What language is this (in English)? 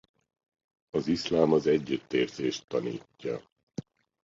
Hungarian